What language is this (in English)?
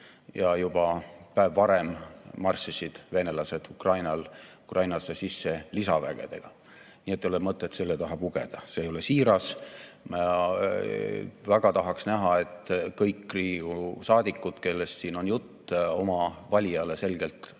Estonian